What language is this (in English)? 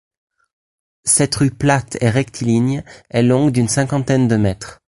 French